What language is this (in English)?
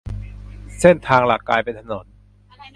Thai